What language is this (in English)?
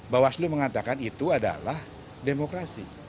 Indonesian